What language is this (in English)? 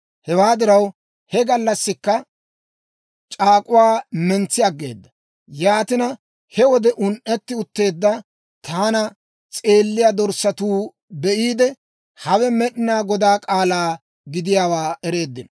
Dawro